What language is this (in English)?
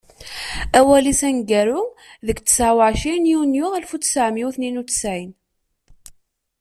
Kabyle